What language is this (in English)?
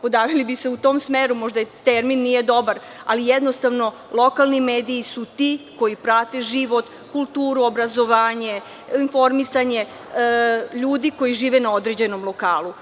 Serbian